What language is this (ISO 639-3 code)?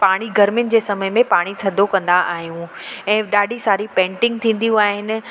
snd